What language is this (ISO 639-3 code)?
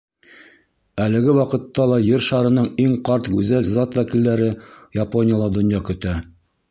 bak